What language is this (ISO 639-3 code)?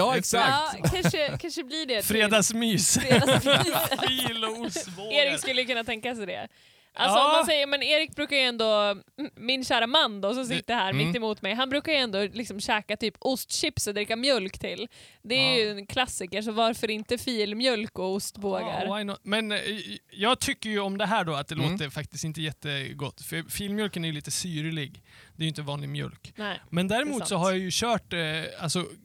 swe